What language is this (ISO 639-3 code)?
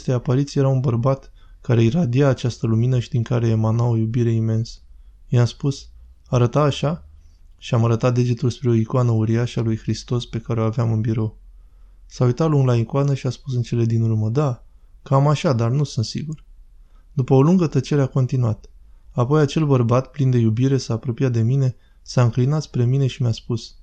ron